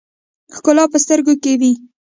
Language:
Pashto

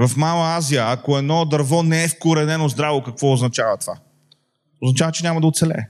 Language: Bulgarian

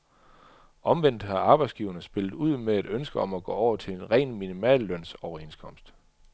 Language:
Danish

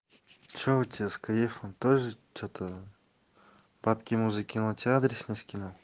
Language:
Russian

